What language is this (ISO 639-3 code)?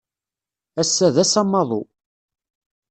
kab